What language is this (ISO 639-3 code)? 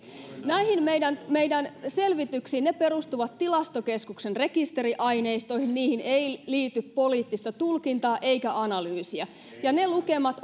fin